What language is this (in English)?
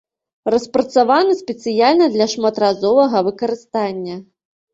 Belarusian